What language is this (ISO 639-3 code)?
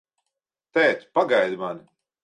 lav